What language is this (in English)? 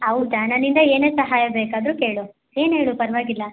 Kannada